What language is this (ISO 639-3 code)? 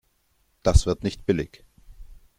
deu